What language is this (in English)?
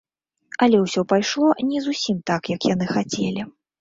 Belarusian